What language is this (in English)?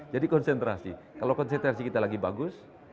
Indonesian